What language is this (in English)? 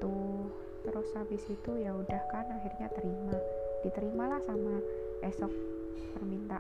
Indonesian